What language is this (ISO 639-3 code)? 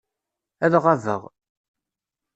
kab